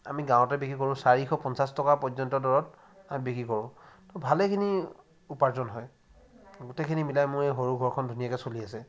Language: Assamese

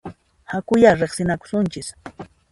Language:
Puno Quechua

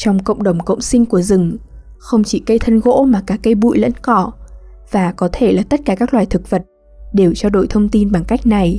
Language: Vietnamese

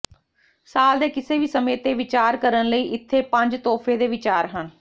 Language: Punjabi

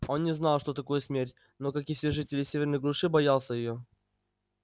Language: Russian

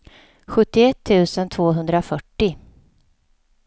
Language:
Swedish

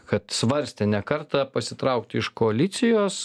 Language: Lithuanian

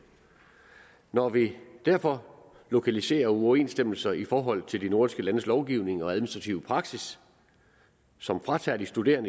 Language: Danish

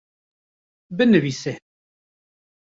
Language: Kurdish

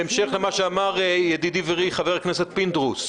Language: Hebrew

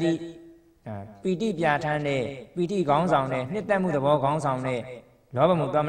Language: Thai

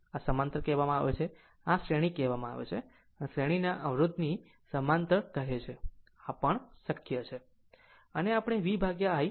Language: Gujarati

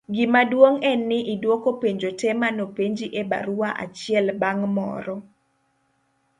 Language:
Luo (Kenya and Tanzania)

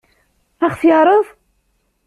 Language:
Kabyle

